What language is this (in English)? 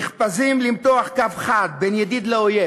Hebrew